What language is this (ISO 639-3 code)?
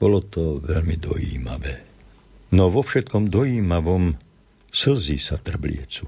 slk